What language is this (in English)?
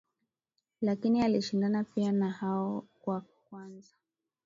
Swahili